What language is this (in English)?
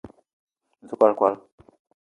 Eton (Cameroon)